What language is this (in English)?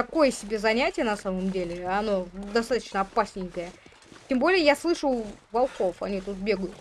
Russian